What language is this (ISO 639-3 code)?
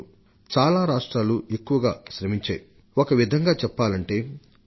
tel